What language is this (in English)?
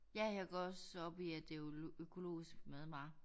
Danish